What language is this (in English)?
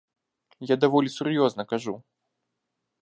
Belarusian